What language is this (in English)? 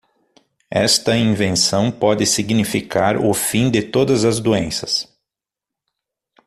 Portuguese